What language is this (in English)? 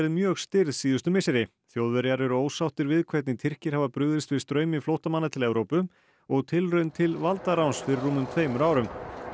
Icelandic